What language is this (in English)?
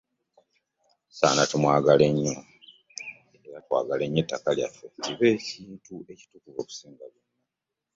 Ganda